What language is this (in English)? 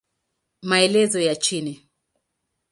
Swahili